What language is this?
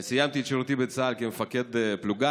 Hebrew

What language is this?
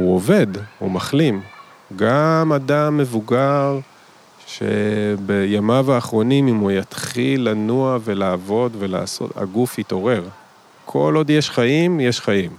Hebrew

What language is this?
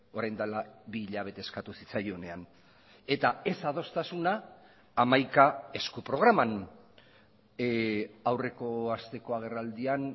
Basque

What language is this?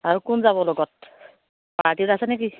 Assamese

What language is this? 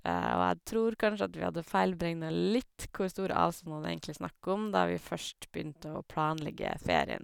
Norwegian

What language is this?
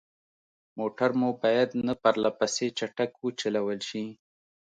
Pashto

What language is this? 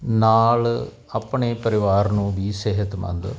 Punjabi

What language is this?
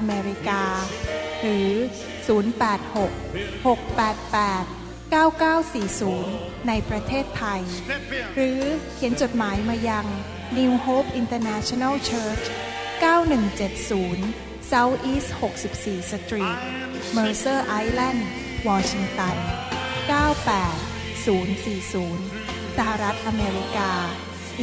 Thai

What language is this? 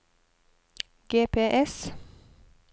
Norwegian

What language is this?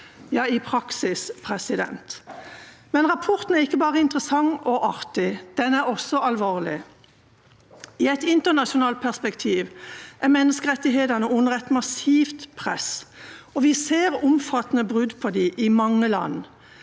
Norwegian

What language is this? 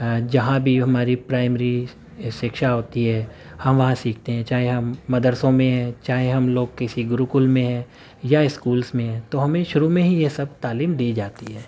Urdu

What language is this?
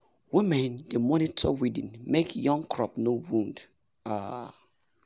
Nigerian Pidgin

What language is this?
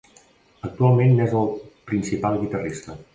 Catalan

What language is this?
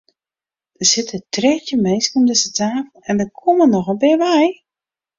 Western Frisian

